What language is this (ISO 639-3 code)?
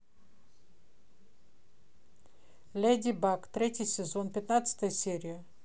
rus